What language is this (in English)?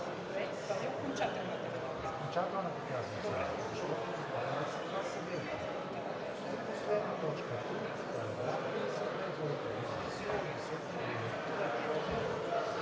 Bulgarian